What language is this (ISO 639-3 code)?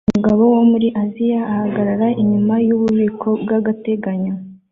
kin